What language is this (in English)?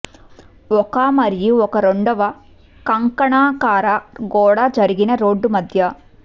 Telugu